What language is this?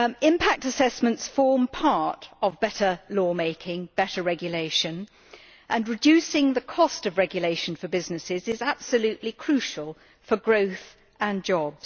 English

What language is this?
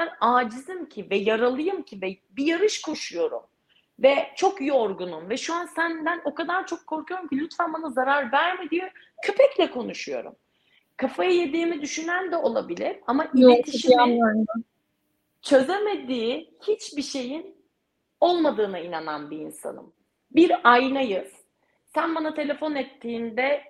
Turkish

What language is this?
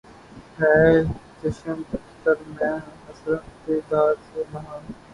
Urdu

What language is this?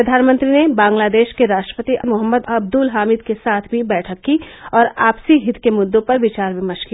Hindi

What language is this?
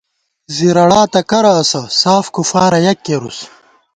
Gawar-Bati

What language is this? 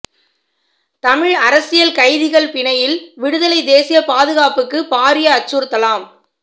Tamil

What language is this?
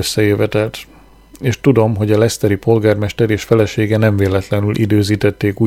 Hungarian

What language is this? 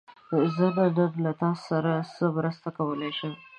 Pashto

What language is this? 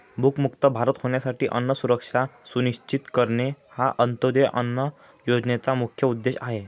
Marathi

